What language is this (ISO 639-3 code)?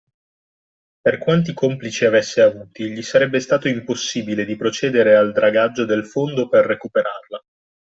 ita